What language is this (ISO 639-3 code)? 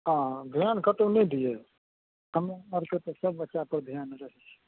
mai